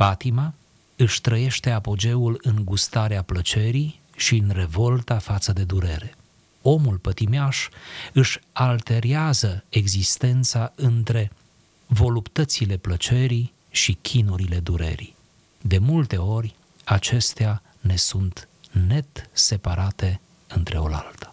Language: Romanian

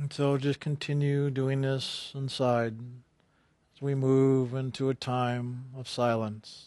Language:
English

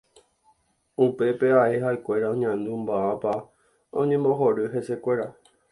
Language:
Guarani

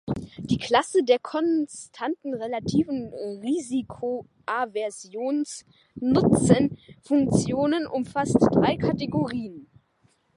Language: German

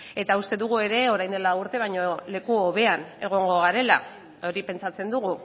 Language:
Basque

